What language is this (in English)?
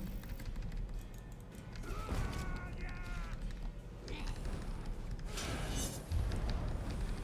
Russian